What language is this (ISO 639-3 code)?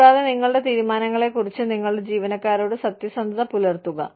mal